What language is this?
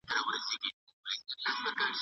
Pashto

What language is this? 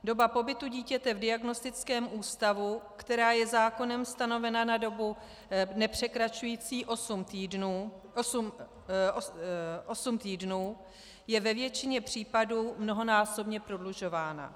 Czech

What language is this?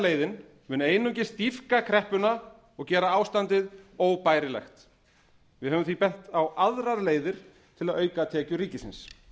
Icelandic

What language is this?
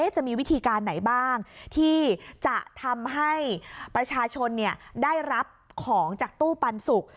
Thai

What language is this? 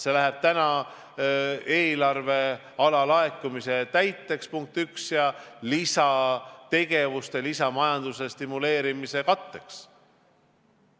Estonian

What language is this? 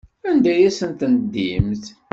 Kabyle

